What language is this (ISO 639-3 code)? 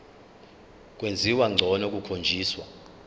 zul